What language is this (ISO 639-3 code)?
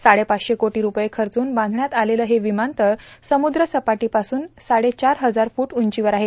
mar